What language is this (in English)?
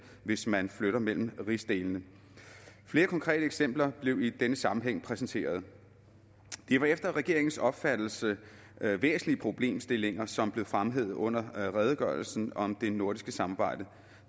Danish